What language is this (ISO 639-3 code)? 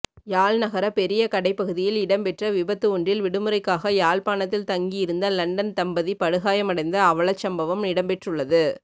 tam